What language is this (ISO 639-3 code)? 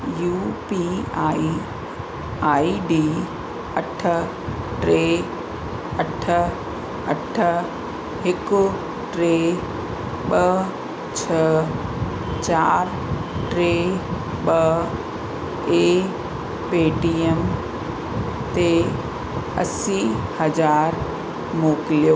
snd